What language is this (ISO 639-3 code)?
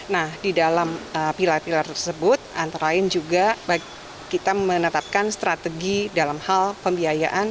ind